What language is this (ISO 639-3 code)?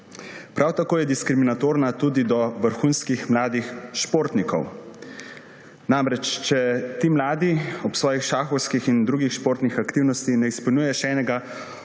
slv